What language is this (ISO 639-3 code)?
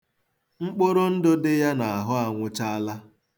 ibo